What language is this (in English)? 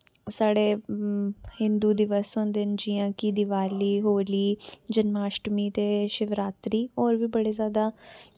Dogri